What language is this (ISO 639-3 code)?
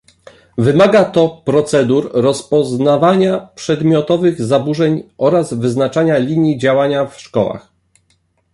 pol